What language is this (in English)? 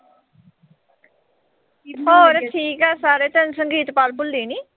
Punjabi